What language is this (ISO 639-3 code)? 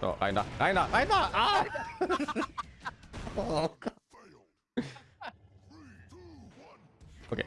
deu